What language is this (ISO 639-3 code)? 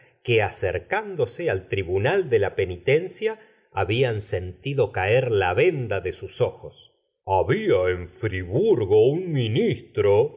spa